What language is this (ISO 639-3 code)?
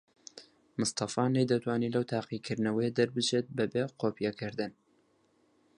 ckb